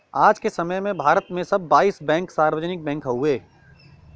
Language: Bhojpuri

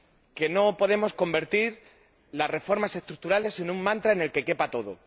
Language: Spanish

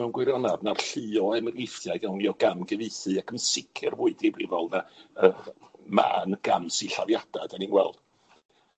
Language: Welsh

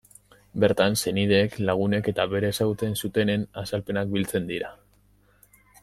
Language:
Basque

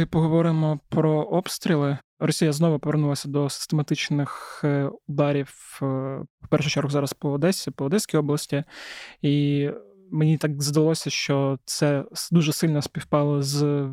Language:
Ukrainian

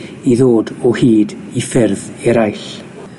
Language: Welsh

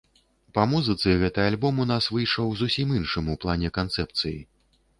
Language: Belarusian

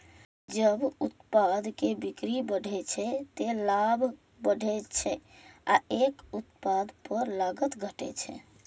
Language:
Maithili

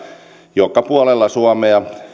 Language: Finnish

